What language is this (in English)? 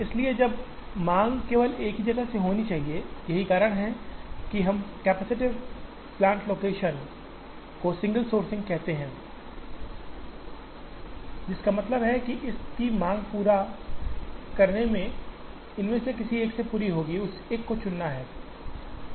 Hindi